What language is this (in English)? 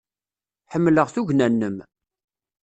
Kabyle